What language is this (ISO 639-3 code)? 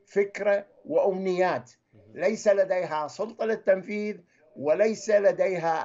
ara